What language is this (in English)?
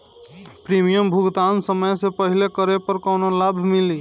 Bhojpuri